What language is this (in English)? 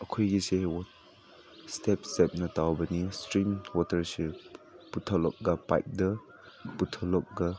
Manipuri